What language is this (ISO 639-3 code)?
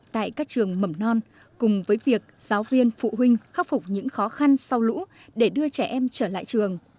vie